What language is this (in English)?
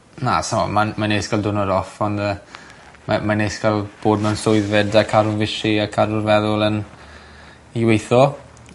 Welsh